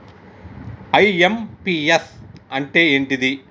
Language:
Telugu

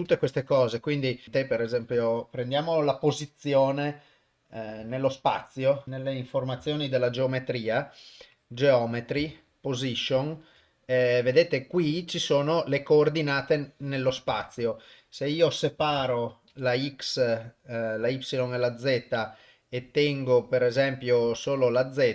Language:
Italian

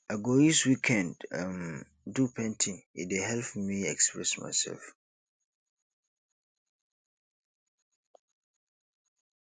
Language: Nigerian Pidgin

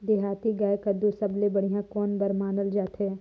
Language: Chhattisgarhi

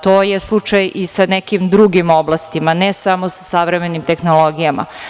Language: Serbian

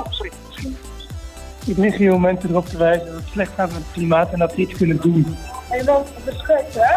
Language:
Dutch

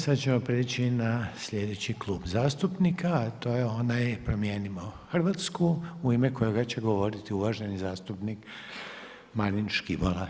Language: Croatian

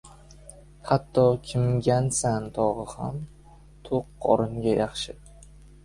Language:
Uzbek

